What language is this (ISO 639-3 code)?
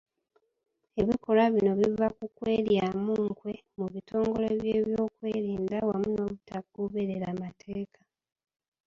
lug